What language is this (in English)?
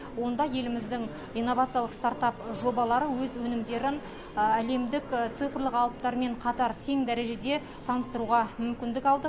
Kazakh